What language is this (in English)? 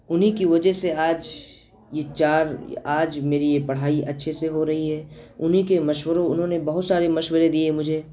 Urdu